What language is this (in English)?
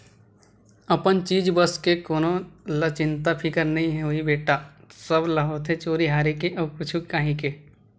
Chhattisgarhi